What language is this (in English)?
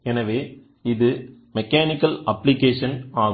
Tamil